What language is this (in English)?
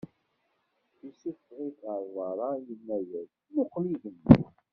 Kabyle